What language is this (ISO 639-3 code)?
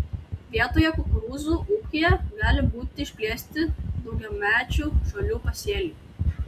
lit